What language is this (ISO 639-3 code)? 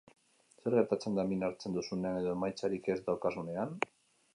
eus